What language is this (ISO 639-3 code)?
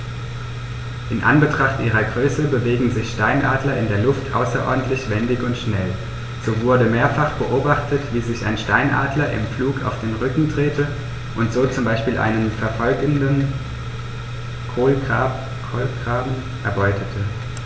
deu